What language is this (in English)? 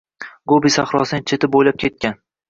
Uzbek